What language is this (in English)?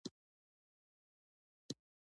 Pashto